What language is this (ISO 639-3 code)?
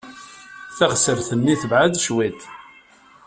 kab